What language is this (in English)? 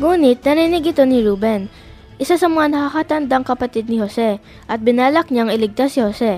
Filipino